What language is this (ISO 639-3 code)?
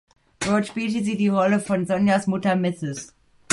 deu